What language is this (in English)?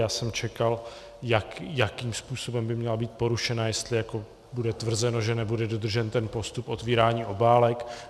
Czech